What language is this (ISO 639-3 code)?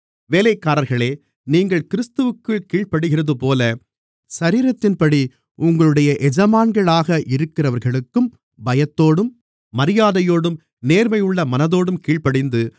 tam